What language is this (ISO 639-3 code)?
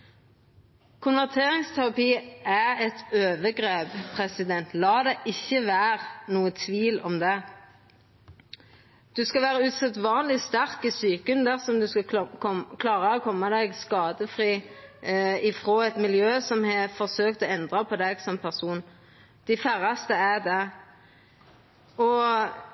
nno